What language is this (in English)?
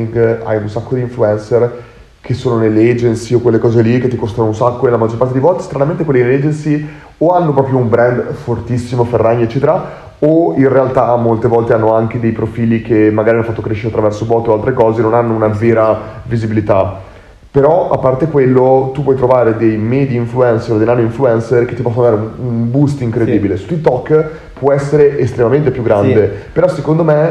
Italian